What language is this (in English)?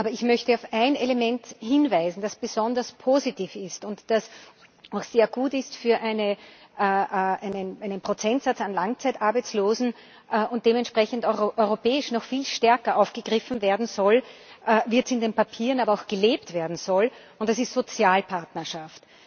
German